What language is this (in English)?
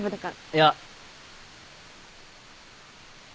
Japanese